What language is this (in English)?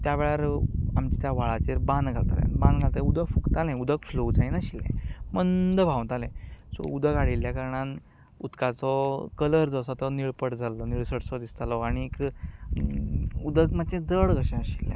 Konkani